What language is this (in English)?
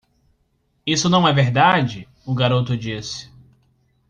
Portuguese